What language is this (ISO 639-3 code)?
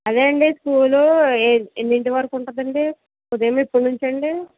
tel